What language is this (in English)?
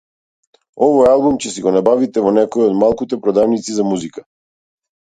Macedonian